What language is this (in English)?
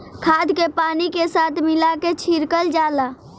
Bhojpuri